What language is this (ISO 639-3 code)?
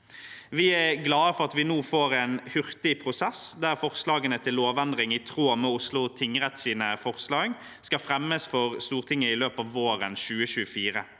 nor